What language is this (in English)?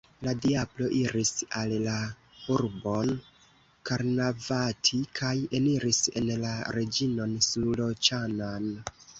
Esperanto